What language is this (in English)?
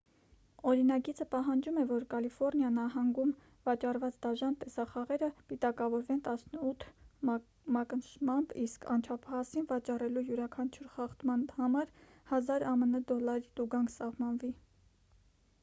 Armenian